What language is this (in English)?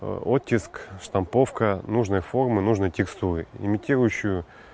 Russian